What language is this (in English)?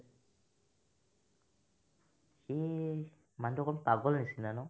Assamese